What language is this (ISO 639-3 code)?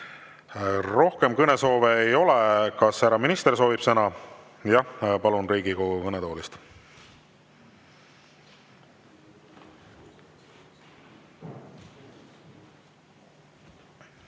est